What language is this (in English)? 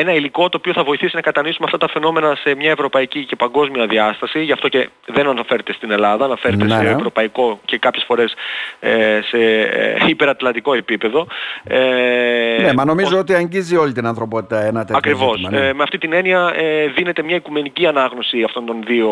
Greek